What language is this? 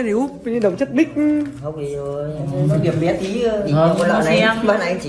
Vietnamese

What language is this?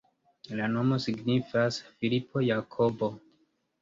Esperanto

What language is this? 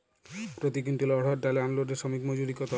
Bangla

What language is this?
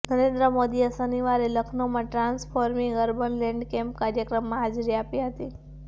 Gujarati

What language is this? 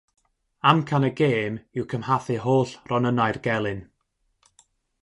Welsh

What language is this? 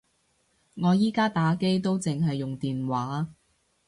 Cantonese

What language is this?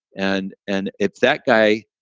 English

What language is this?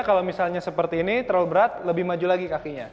Indonesian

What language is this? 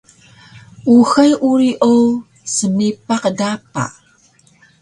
Taroko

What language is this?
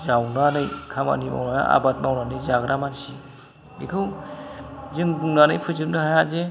Bodo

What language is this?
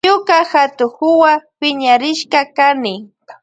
Loja Highland Quichua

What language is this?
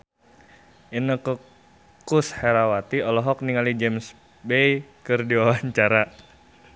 Sundanese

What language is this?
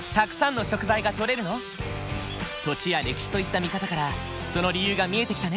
Japanese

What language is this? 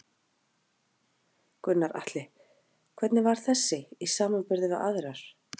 Icelandic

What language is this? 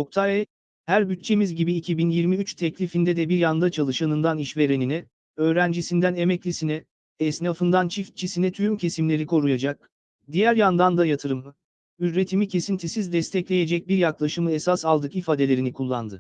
Turkish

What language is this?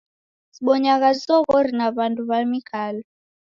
Taita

